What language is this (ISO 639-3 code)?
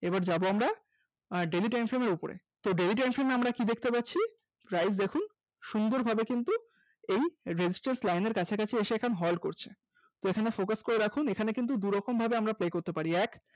ben